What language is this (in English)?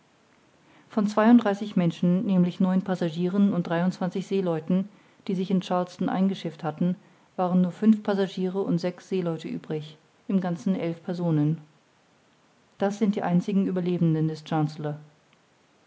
German